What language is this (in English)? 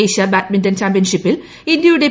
Malayalam